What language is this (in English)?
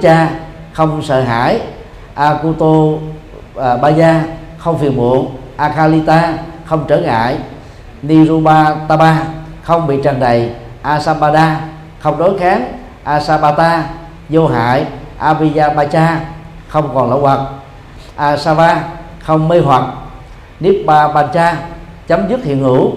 Vietnamese